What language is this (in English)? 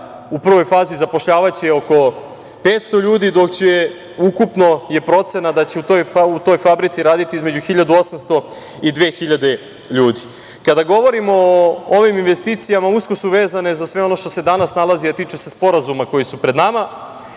Serbian